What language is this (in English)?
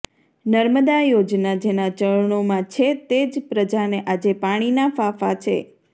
Gujarati